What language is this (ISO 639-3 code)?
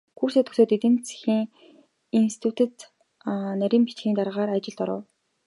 mon